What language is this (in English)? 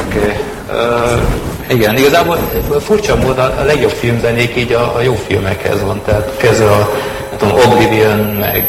Hungarian